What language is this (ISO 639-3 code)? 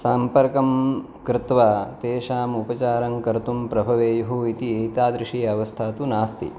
san